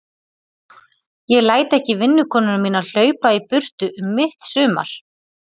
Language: Icelandic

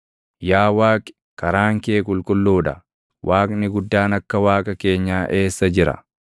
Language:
Oromo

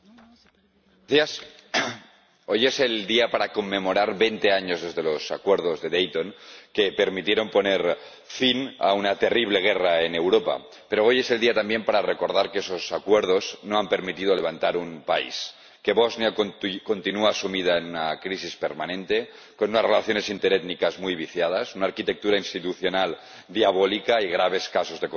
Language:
Spanish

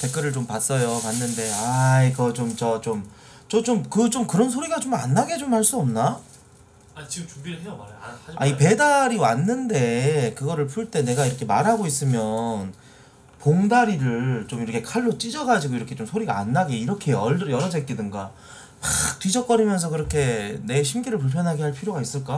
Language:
Korean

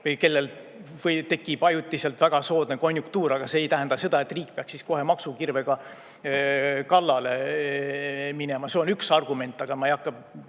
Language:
Estonian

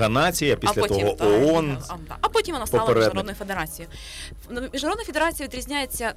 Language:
Ukrainian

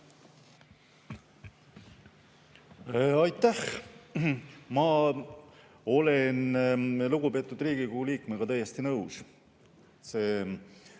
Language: Estonian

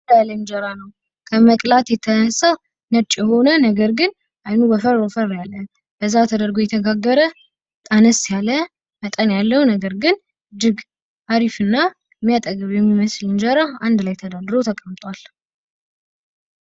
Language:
Amharic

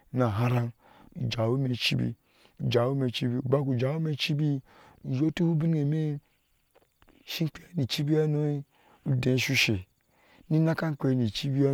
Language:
Ashe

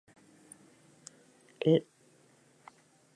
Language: Basque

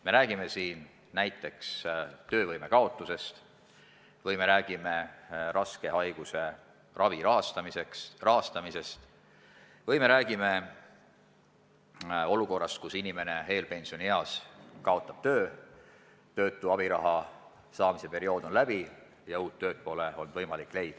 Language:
Estonian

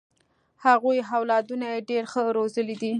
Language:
Pashto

